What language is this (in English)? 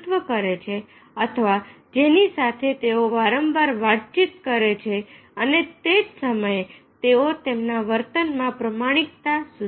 Gujarati